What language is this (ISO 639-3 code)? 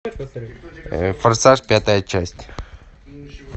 rus